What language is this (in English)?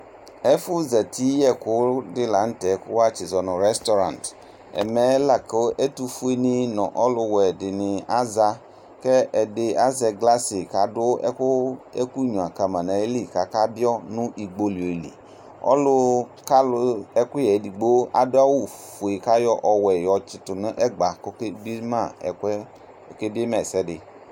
Ikposo